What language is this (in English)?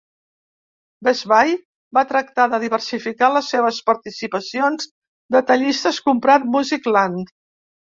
Catalan